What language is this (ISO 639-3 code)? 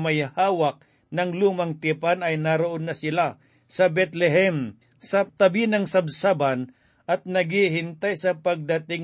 fil